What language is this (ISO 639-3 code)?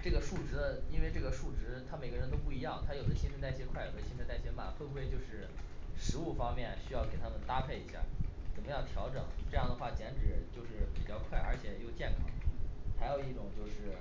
zho